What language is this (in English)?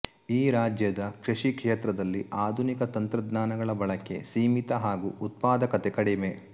Kannada